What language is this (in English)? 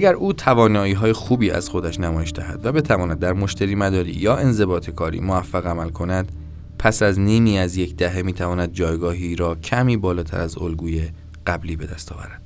Persian